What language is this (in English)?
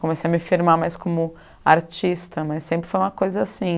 Portuguese